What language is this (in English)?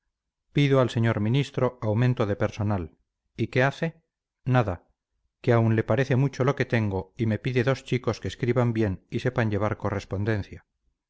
Spanish